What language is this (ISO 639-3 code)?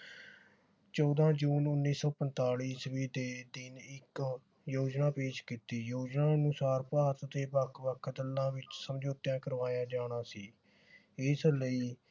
pan